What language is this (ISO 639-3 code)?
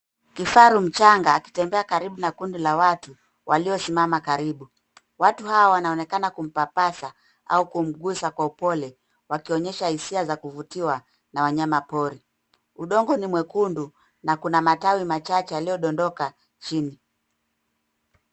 swa